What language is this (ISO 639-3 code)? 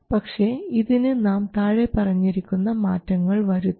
mal